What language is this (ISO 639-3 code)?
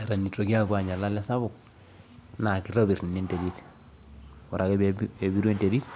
mas